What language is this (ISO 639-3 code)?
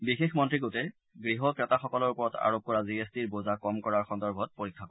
asm